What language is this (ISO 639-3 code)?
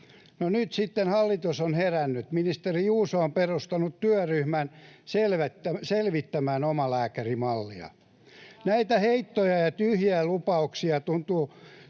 fin